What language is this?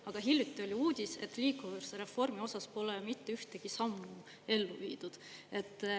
Estonian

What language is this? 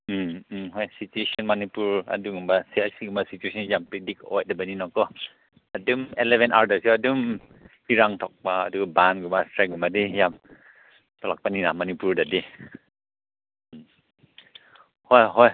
Manipuri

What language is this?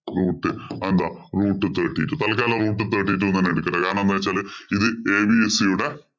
Malayalam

